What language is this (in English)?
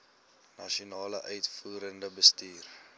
Afrikaans